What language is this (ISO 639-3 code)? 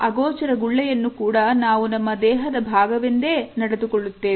kan